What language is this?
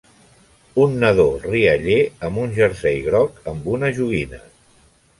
Catalan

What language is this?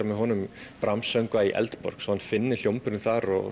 Icelandic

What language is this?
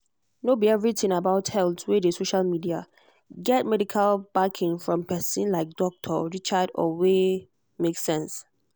Nigerian Pidgin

